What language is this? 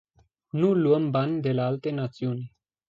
Romanian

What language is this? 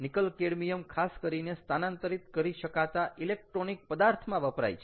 Gujarati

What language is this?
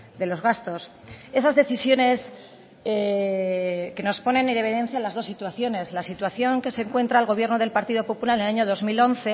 Spanish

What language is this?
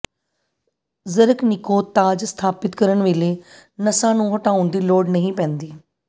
Punjabi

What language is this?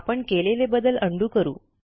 Marathi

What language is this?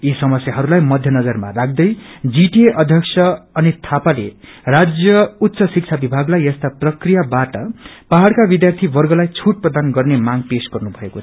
Nepali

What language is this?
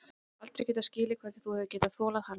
Icelandic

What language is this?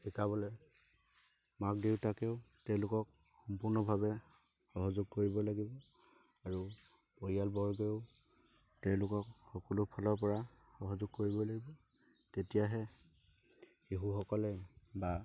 Assamese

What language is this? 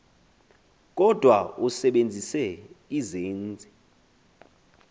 Xhosa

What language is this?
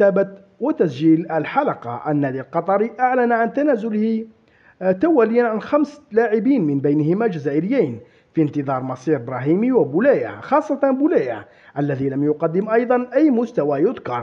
Arabic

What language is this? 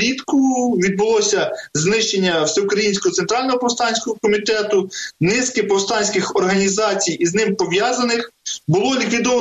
Ukrainian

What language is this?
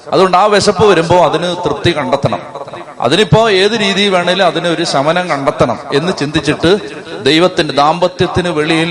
Malayalam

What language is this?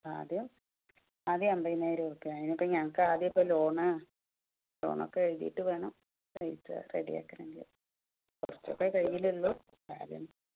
Malayalam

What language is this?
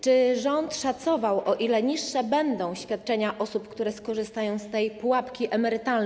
Polish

